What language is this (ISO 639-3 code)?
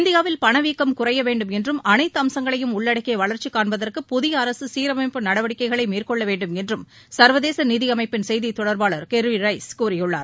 tam